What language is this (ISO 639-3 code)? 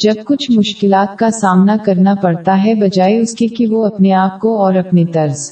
urd